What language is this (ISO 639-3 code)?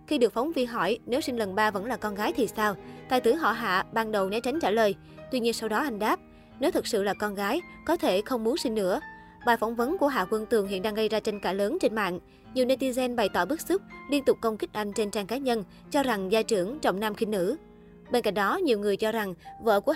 vie